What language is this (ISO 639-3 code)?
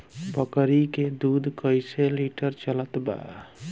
bho